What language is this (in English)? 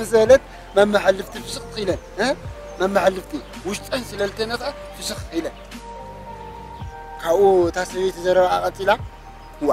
Arabic